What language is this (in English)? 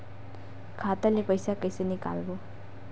Chhattisgarhi